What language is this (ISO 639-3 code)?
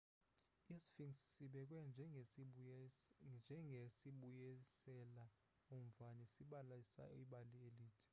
xho